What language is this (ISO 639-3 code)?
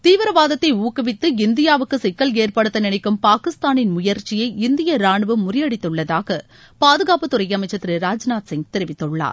tam